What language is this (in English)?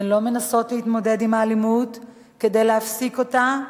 Hebrew